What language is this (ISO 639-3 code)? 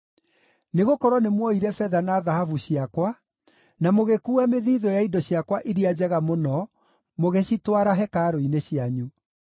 kik